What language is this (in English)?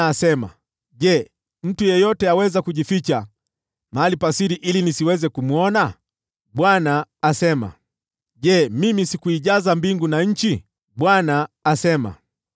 Swahili